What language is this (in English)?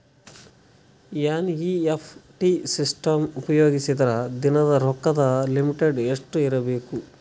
Kannada